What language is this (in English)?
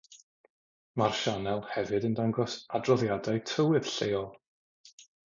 Welsh